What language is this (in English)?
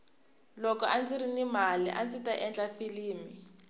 Tsonga